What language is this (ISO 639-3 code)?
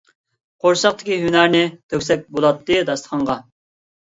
uig